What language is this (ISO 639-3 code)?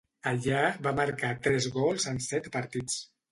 cat